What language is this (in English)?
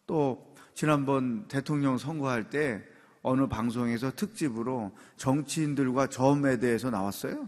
Korean